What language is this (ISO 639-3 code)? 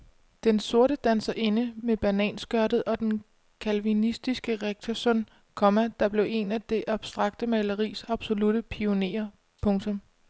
dan